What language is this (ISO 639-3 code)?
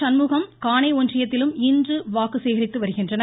tam